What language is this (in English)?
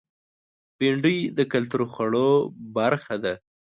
Pashto